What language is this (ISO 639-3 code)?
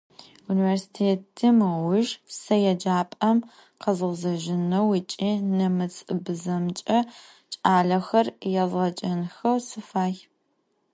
ady